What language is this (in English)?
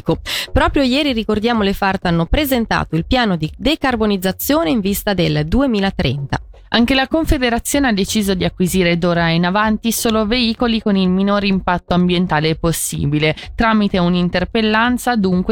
Italian